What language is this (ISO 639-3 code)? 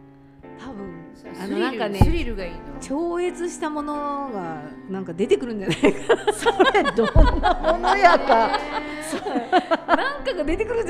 jpn